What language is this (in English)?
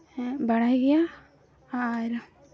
Santali